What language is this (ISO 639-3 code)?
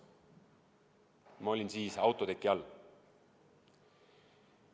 est